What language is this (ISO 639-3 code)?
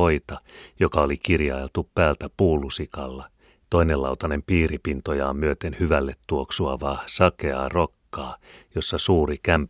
fin